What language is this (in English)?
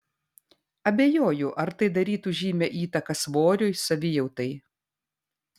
Lithuanian